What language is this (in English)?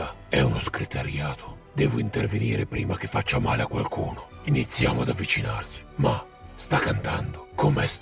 Italian